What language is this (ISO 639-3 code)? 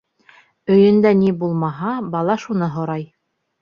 bak